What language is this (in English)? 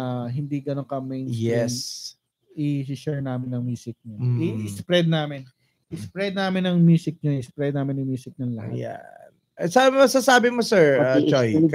Filipino